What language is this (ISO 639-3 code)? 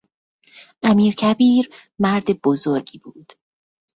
fas